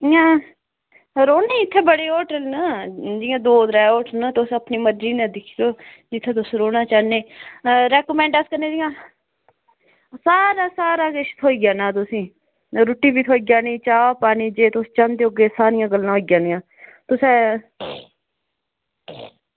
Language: Dogri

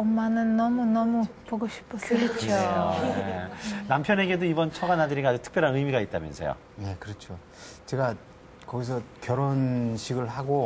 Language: Korean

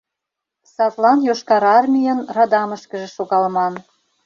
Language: Mari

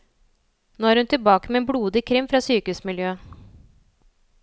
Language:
Norwegian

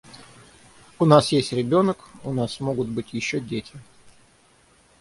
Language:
Russian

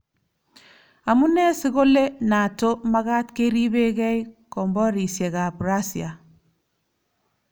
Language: Kalenjin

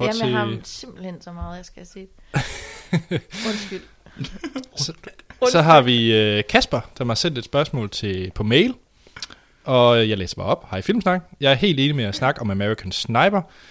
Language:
Danish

